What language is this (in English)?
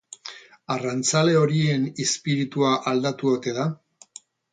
Basque